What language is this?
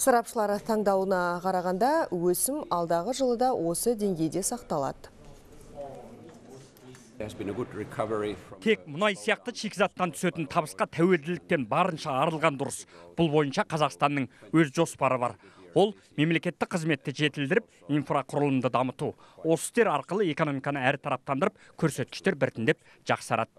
Russian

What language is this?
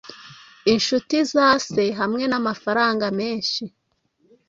Kinyarwanda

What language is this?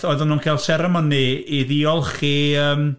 Welsh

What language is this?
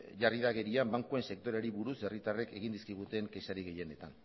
Basque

